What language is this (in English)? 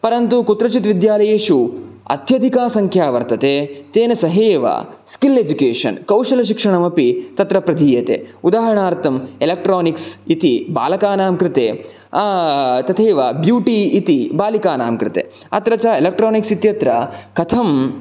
Sanskrit